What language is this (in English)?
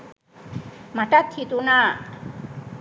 Sinhala